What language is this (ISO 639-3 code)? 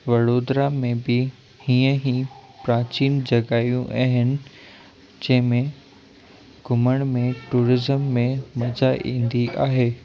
snd